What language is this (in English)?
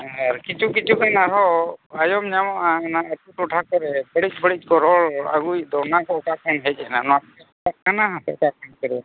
Santali